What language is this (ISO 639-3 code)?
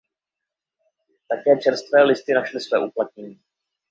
ces